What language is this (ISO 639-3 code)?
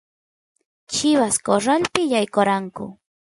qus